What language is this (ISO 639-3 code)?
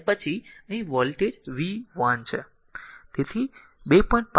guj